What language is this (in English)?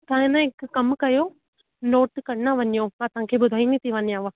Sindhi